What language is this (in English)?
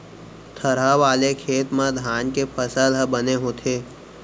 Chhattisgarhi